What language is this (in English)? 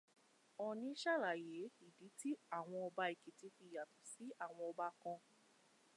Yoruba